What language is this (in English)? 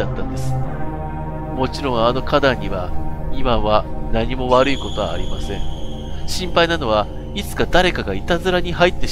Japanese